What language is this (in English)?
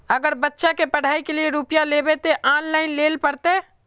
Magahi